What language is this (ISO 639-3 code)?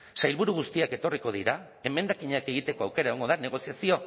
eus